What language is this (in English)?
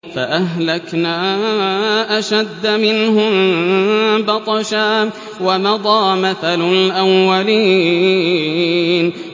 Arabic